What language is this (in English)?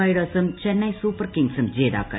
Malayalam